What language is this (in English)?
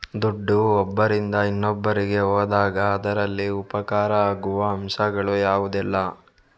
Kannada